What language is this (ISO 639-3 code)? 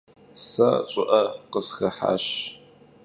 kbd